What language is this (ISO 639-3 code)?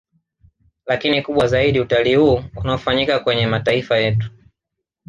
swa